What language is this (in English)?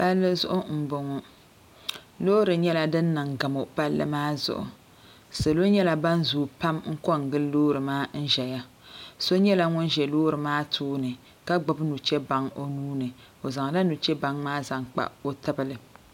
Dagbani